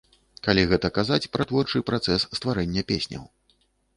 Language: Belarusian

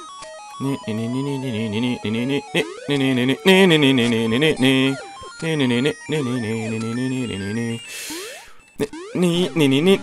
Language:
German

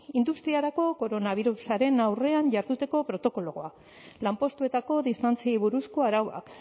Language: Basque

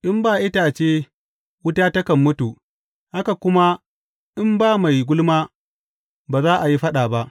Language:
Hausa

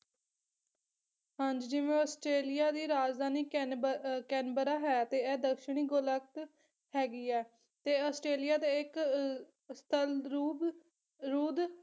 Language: Punjabi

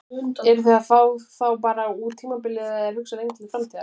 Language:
Icelandic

